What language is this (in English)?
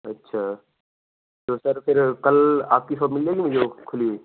Urdu